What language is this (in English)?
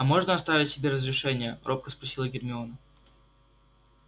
Russian